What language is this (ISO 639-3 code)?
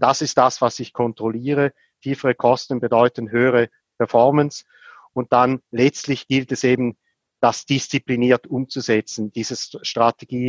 deu